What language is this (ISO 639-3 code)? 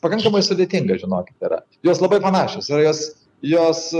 lit